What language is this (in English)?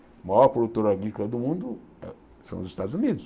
Portuguese